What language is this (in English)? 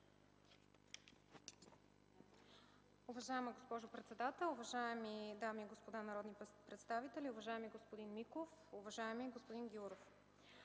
Bulgarian